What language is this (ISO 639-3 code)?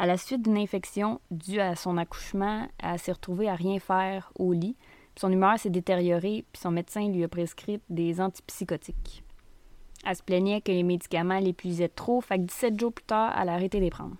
fra